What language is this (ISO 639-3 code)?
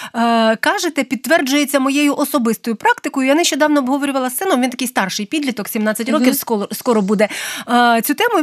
ukr